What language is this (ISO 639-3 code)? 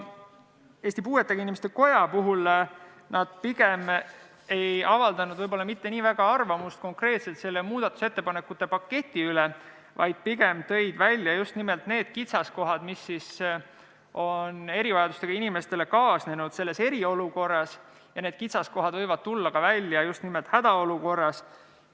est